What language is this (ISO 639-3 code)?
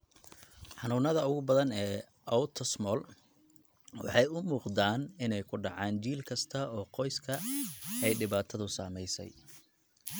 som